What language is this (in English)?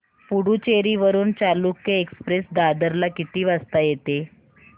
Marathi